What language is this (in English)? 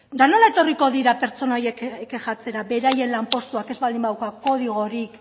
Basque